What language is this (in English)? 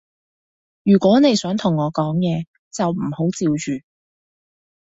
Cantonese